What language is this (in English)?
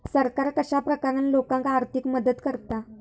Marathi